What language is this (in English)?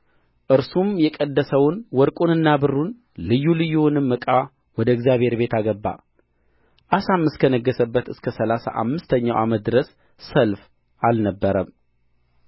Amharic